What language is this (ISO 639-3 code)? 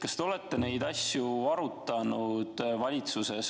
est